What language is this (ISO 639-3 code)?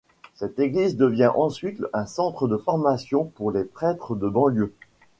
fra